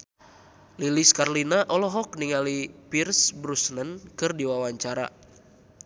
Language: Sundanese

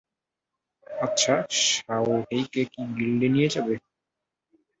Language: Bangla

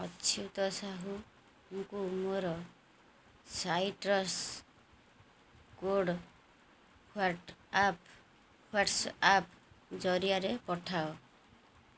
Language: Odia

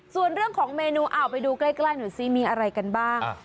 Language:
Thai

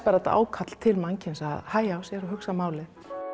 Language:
Icelandic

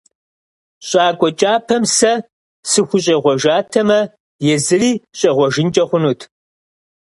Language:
Kabardian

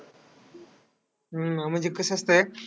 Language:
Marathi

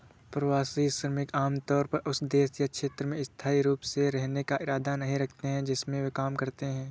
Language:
Hindi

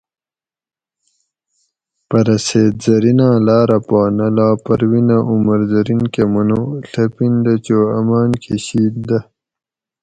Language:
Gawri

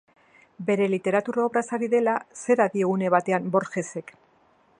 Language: Basque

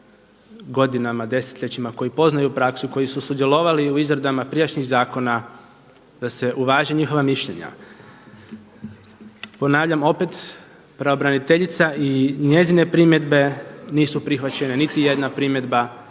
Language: Croatian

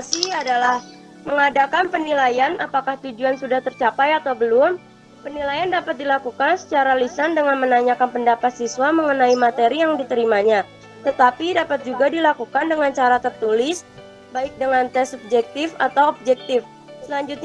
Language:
Indonesian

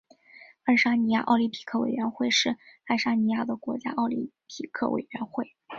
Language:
Chinese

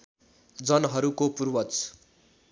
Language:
Nepali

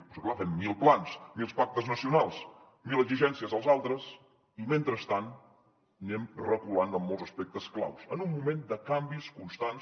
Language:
Catalan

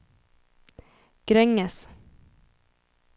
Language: Swedish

